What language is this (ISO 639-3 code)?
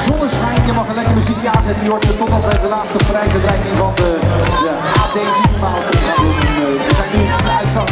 nld